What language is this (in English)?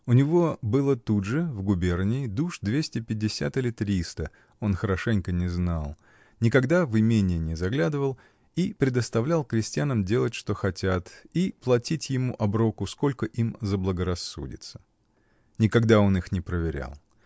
Russian